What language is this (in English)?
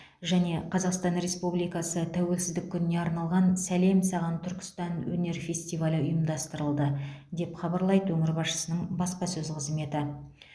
Kazakh